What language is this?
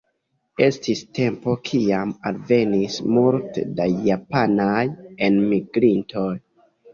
Esperanto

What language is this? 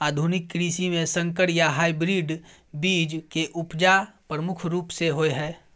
Maithili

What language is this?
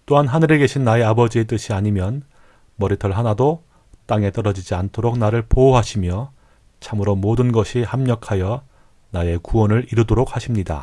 Korean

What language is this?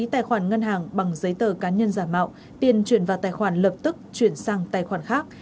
Vietnamese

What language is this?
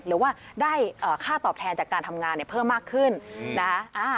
Thai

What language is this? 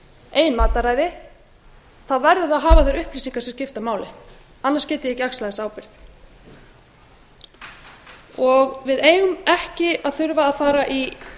Icelandic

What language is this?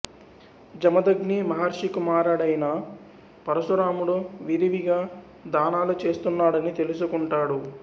Telugu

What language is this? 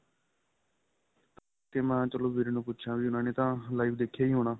Punjabi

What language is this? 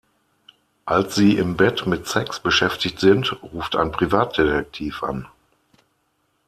German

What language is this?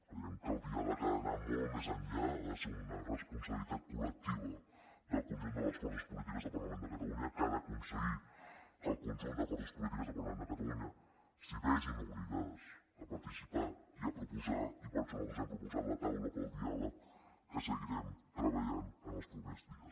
Catalan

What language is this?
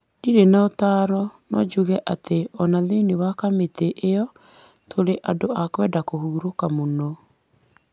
Kikuyu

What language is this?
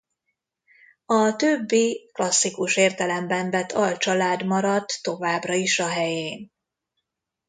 Hungarian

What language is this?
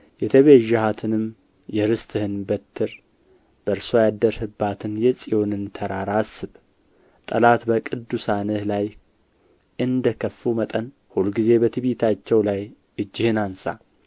Amharic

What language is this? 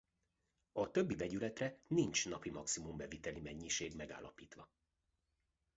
Hungarian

